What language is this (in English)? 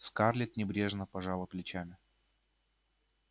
Russian